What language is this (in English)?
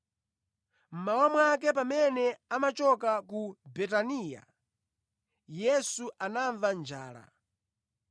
Nyanja